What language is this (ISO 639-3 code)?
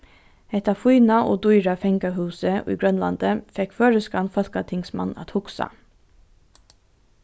fao